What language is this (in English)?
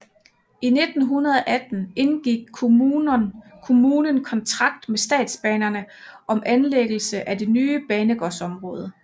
Danish